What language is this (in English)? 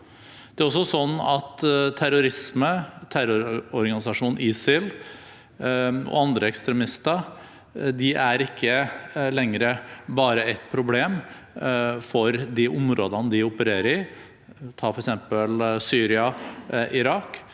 Norwegian